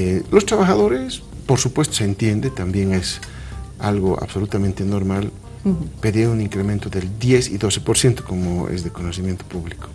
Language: Spanish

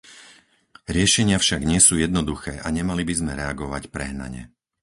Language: Slovak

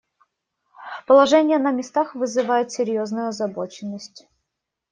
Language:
Russian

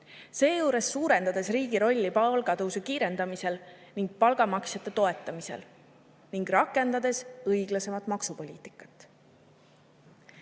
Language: Estonian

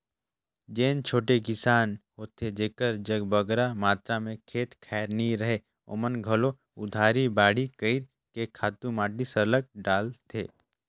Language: Chhattisgarhi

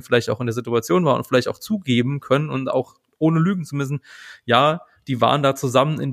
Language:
German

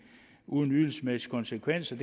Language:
Danish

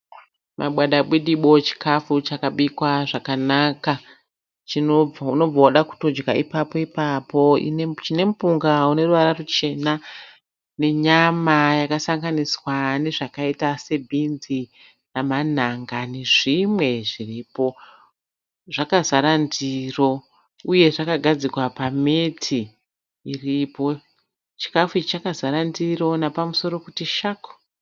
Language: Shona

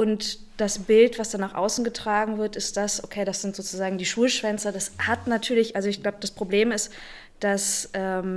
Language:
German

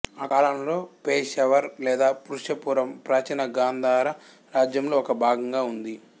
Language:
Telugu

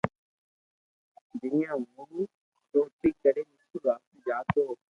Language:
Loarki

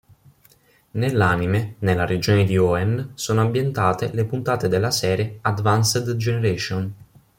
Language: Italian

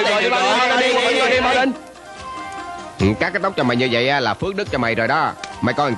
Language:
Vietnamese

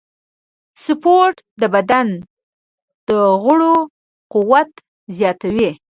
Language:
Pashto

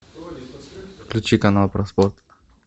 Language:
Russian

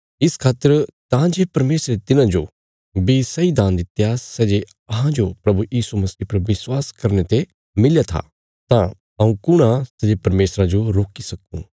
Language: Bilaspuri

